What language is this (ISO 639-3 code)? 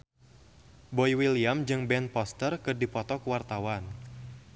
sun